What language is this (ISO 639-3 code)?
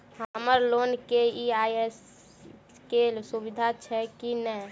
mai